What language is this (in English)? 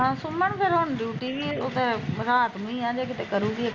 Punjabi